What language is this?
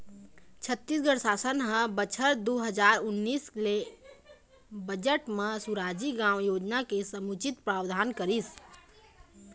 Chhattisgarhi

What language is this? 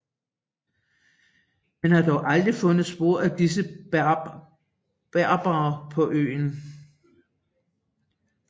Danish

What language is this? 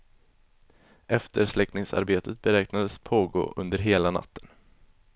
Swedish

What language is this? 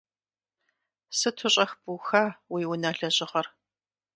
Kabardian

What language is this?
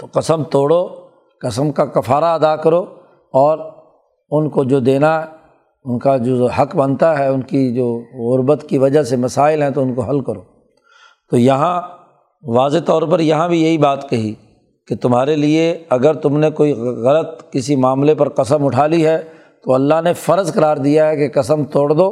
Urdu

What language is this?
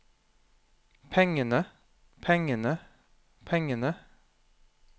Norwegian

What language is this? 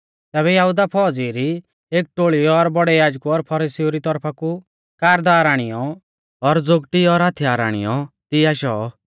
Mahasu Pahari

